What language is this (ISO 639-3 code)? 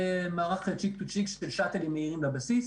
heb